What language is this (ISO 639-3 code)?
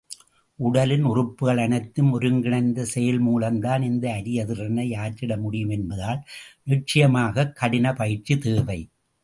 tam